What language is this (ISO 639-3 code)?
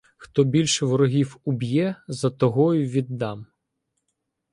ukr